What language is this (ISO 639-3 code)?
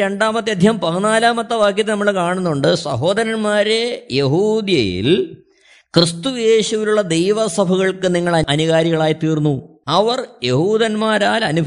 mal